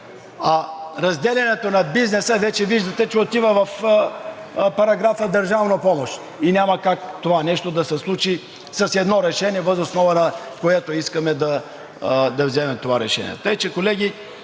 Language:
Bulgarian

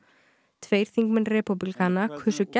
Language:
Icelandic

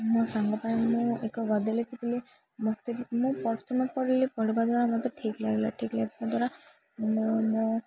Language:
Odia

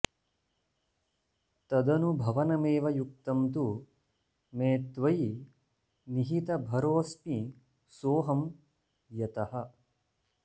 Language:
Sanskrit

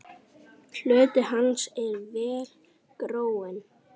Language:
Icelandic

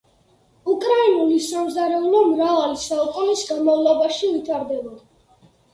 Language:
Georgian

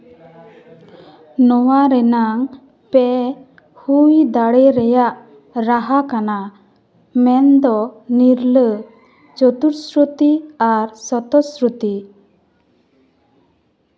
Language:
Santali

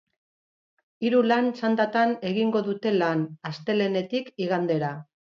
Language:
Basque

